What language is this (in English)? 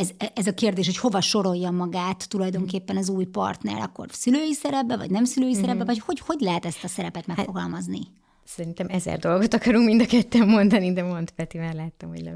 Hungarian